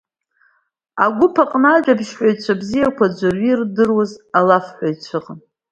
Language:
Abkhazian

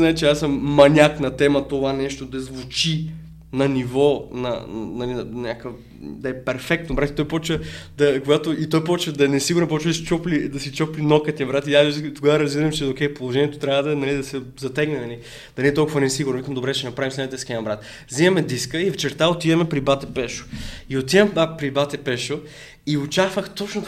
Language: Bulgarian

